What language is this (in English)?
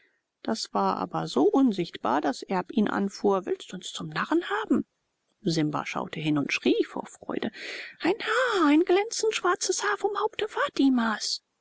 German